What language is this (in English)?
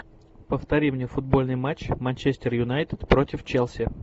Russian